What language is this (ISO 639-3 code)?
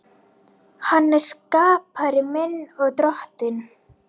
isl